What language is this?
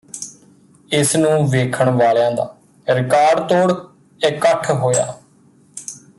Punjabi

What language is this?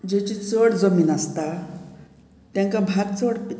Konkani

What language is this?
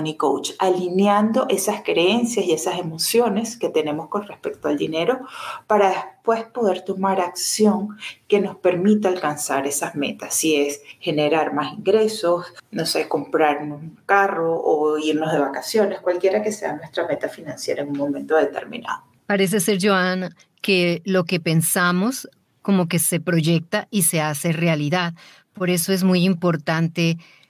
Spanish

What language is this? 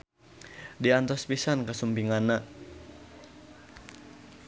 Sundanese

